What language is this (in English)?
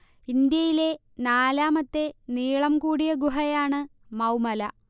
Malayalam